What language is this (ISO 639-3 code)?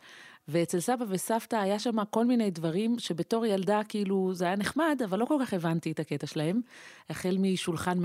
heb